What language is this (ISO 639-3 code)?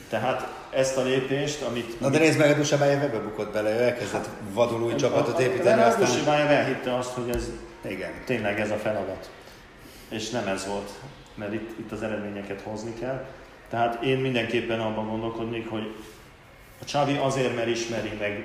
hun